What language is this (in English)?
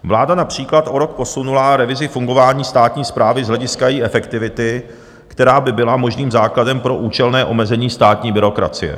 Czech